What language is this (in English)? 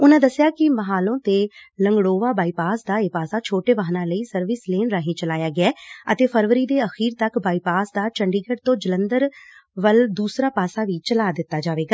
Punjabi